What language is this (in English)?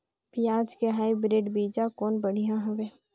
Chhattisgarhi